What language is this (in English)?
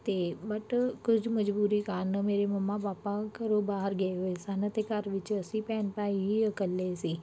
Punjabi